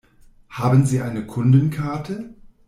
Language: German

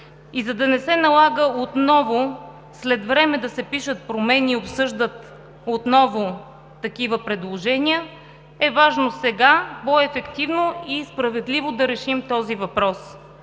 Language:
Bulgarian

